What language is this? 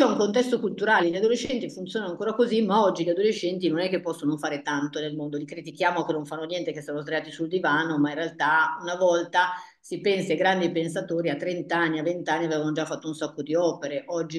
Italian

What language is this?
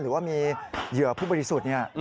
Thai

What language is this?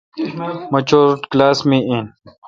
Kalkoti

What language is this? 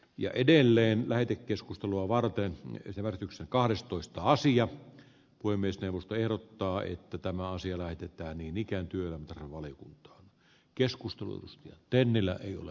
Finnish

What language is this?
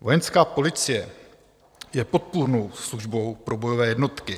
Czech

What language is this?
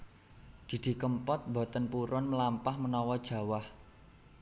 Javanese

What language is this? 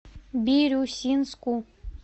Russian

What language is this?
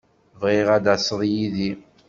Kabyle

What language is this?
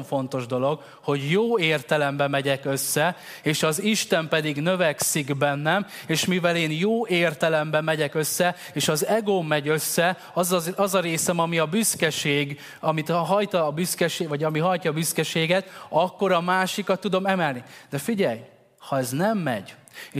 Hungarian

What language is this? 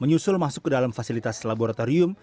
Indonesian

